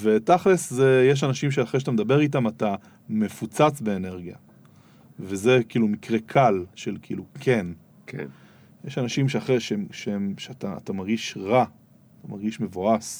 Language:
Hebrew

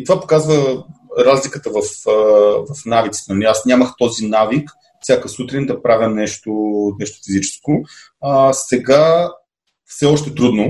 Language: Bulgarian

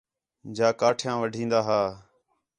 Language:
Khetrani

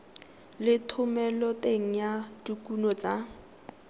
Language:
Tswana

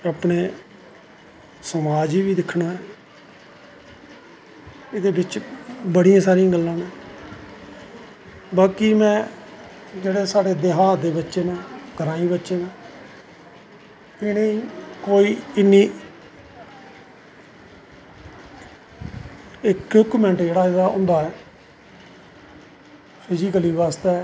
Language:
Dogri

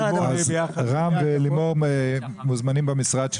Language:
Hebrew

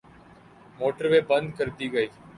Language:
Urdu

